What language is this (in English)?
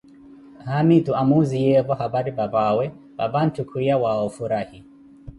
Koti